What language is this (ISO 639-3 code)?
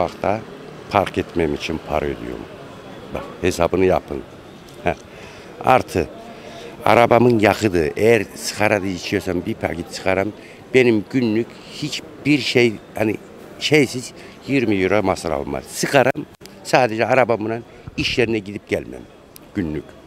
tur